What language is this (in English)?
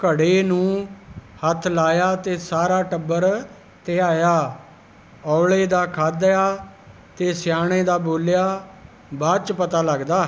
Punjabi